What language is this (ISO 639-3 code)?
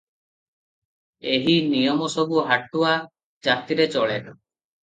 ori